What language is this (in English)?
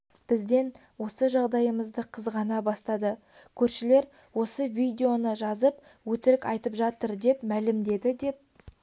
Kazakh